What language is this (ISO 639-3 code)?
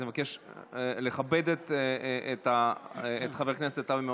heb